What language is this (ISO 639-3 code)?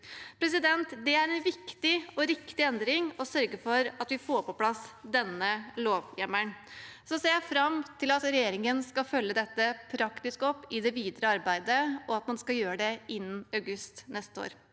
nor